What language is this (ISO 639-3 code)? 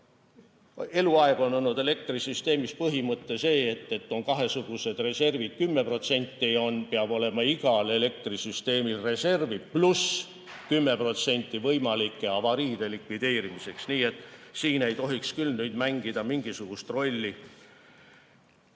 est